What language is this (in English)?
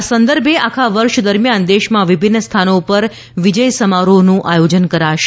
Gujarati